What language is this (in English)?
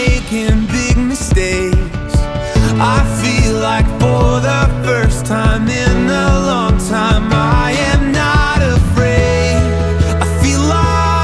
English